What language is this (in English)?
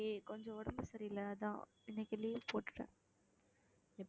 Tamil